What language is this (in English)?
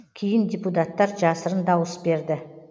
Kazakh